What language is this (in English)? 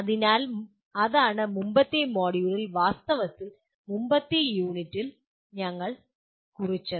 Malayalam